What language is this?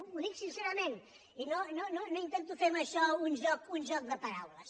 Catalan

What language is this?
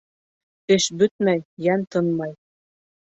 Bashkir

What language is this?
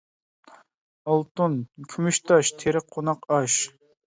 Uyghur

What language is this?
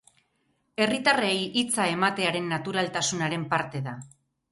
Basque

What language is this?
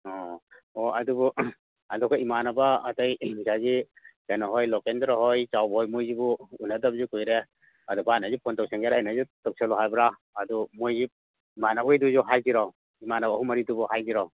Manipuri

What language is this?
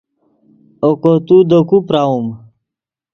Yidgha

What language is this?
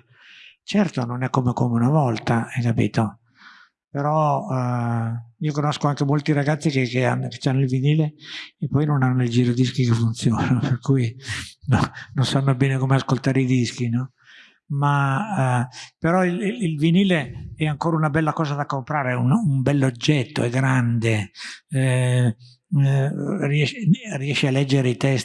Italian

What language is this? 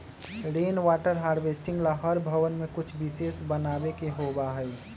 Magahi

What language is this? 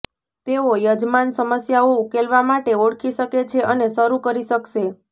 Gujarati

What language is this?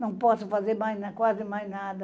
Portuguese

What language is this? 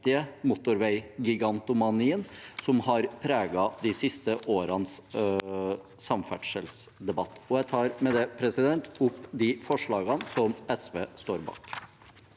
Norwegian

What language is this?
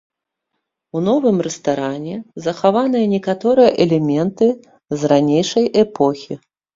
Belarusian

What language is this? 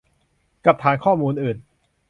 Thai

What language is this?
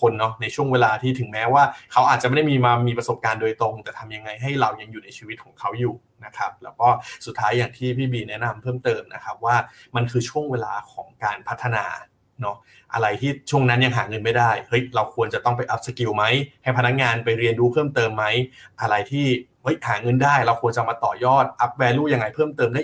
Thai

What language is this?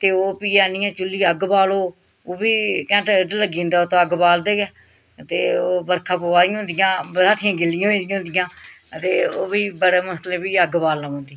Dogri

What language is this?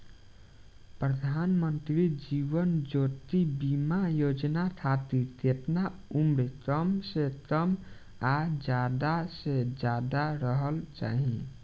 Bhojpuri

